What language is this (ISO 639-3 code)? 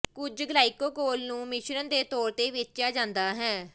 pan